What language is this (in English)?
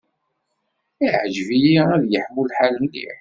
Kabyle